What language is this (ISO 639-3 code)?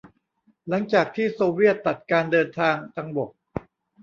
tha